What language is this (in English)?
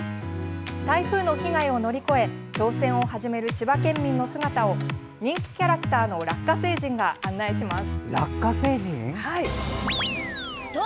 Japanese